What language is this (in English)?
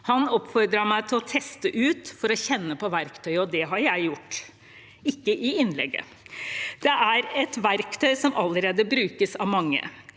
Norwegian